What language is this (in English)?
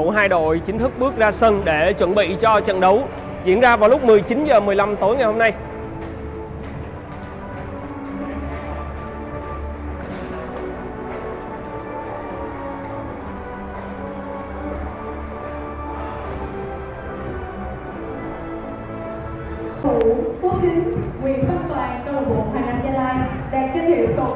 Vietnamese